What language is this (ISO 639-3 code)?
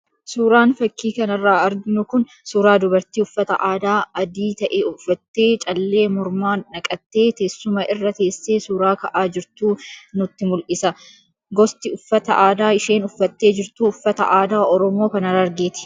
orm